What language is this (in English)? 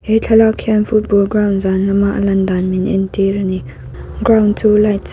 Mizo